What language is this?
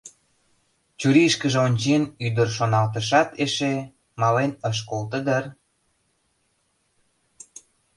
Mari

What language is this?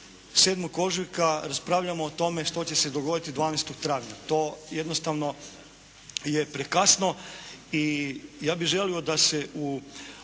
Croatian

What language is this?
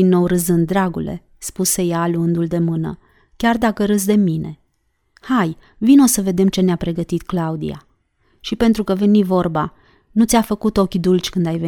Romanian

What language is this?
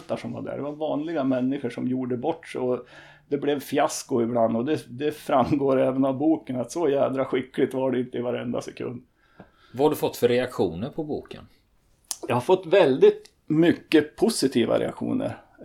Swedish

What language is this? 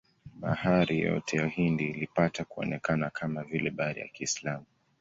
Swahili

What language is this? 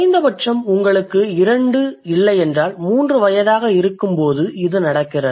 Tamil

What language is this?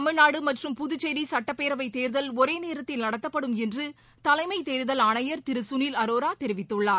Tamil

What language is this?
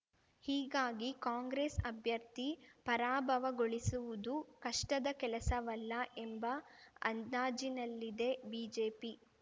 Kannada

